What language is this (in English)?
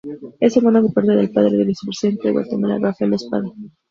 Spanish